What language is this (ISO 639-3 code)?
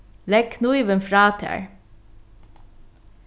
fao